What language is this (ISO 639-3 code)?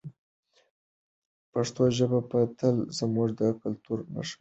pus